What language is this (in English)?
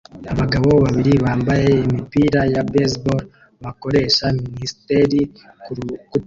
Kinyarwanda